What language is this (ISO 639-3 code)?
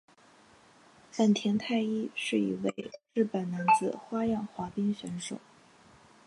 zho